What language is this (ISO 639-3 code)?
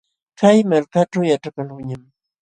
qxw